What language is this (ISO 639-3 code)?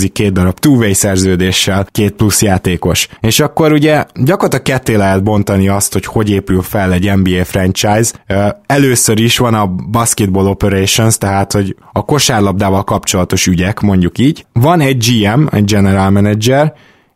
hun